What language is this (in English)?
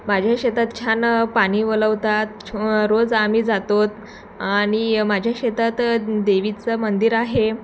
Marathi